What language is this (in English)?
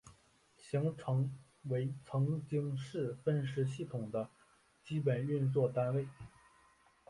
Chinese